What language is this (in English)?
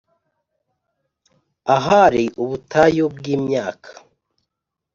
Kinyarwanda